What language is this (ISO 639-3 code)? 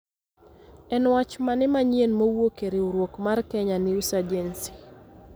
luo